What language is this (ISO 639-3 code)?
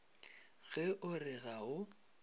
nso